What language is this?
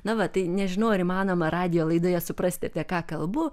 Lithuanian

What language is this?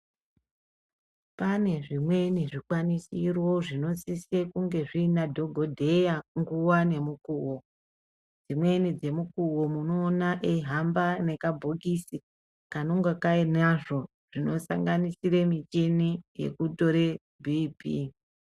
Ndau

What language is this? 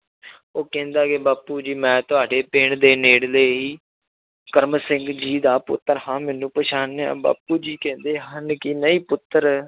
Punjabi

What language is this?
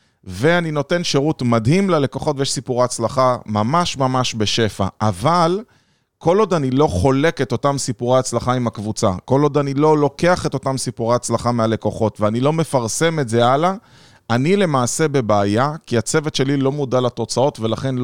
Hebrew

